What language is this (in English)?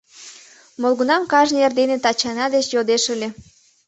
Mari